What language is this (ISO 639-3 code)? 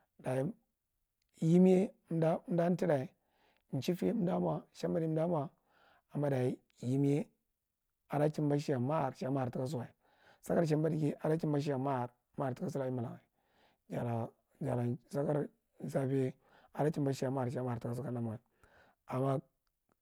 mrt